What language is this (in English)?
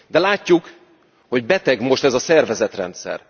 Hungarian